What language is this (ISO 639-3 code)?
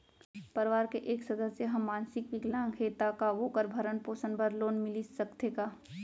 hne